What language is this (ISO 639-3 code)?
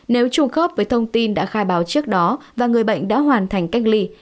vie